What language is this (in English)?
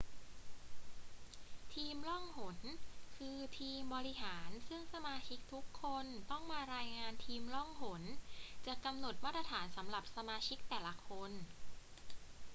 Thai